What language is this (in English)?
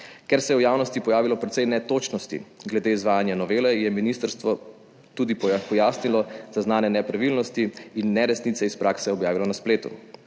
Slovenian